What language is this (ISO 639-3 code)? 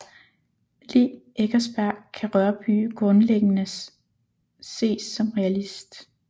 dan